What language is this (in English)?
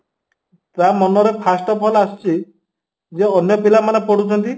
Odia